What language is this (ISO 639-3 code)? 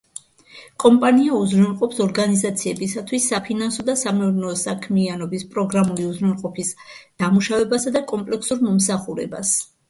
kat